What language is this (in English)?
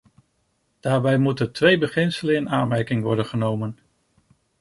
Dutch